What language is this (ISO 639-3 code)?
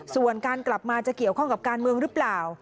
tha